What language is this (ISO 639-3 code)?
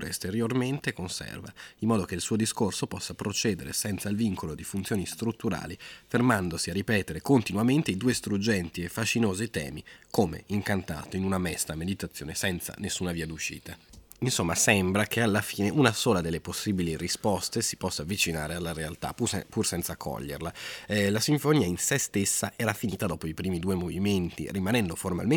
ita